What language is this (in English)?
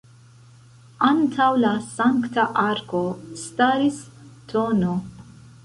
Esperanto